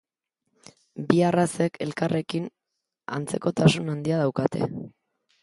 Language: Basque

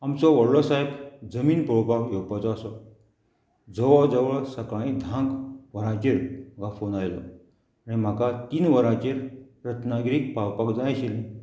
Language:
Konkani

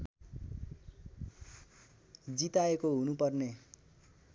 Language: Nepali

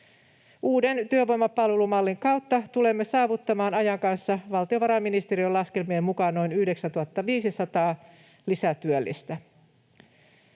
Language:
Finnish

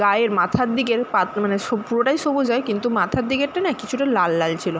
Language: Bangla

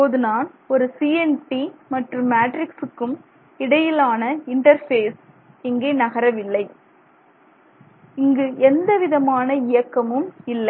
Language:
Tamil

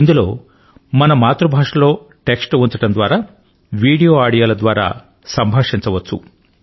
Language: Telugu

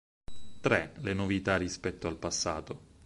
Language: Italian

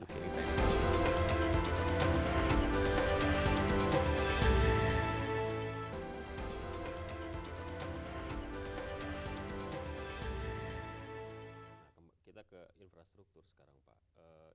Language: Indonesian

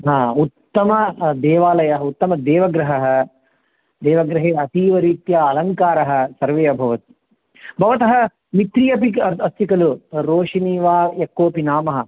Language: Sanskrit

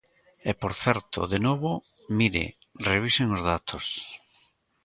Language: Galician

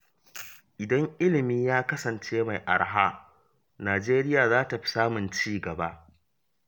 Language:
Hausa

